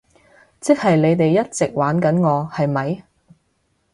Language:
Cantonese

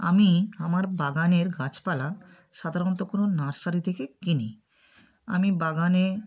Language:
Bangla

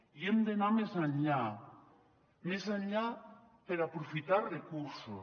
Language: Catalan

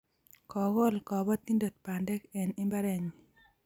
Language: Kalenjin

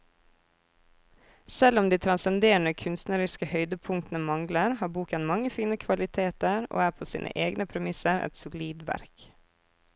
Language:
Norwegian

